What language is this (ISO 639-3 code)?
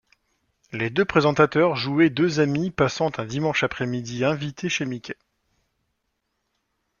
fra